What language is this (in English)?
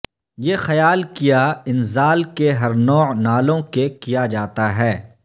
Urdu